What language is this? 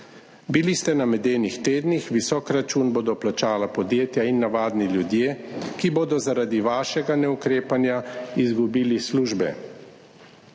Slovenian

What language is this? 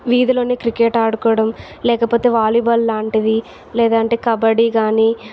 Telugu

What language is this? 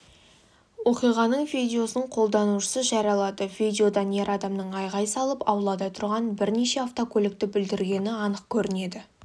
Kazakh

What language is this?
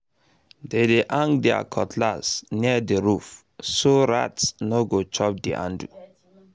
Nigerian Pidgin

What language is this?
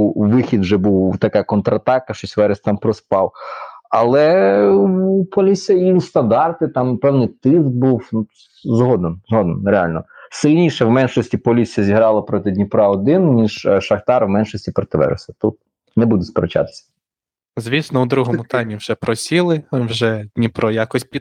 Ukrainian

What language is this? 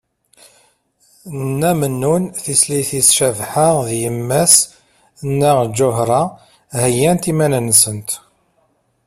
Kabyle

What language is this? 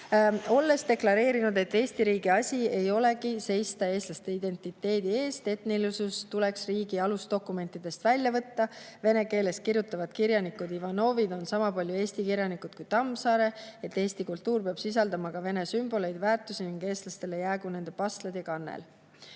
Estonian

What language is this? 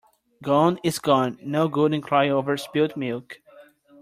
English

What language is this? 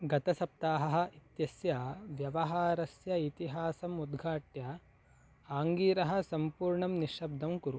Sanskrit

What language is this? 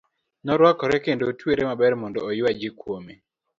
Luo (Kenya and Tanzania)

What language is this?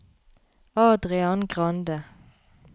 Norwegian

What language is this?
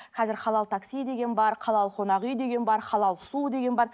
Kazakh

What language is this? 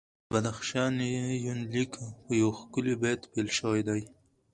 Pashto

